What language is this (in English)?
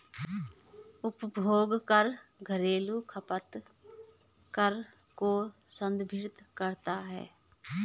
Hindi